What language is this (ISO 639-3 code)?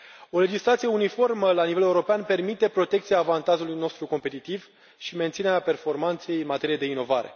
ron